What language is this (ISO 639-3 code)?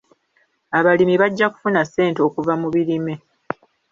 lug